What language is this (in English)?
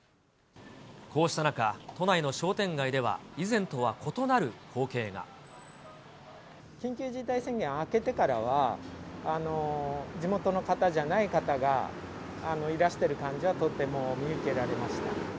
Japanese